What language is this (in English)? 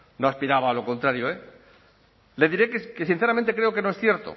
Spanish